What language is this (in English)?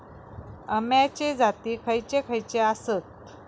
Marathi